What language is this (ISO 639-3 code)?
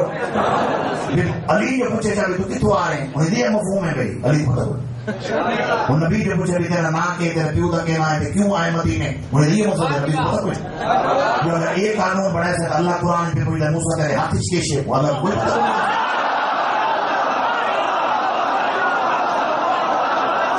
ara